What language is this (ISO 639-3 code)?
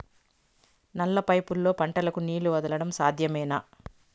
tel